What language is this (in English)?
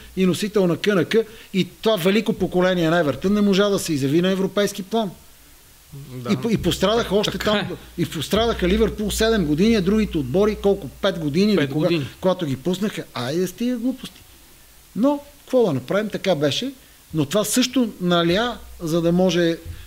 Bulgarian